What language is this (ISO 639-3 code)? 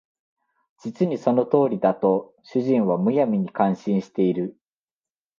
jpn